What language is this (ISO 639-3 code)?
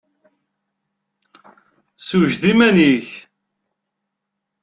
kab